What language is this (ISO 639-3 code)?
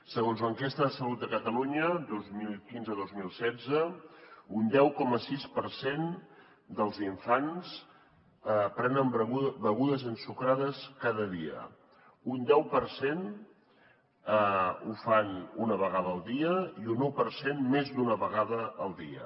cat